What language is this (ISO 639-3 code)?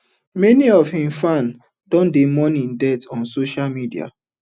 pcm